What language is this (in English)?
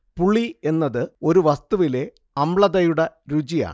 Malayalam